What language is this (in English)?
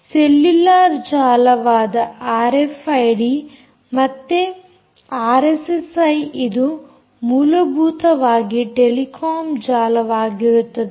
Kannada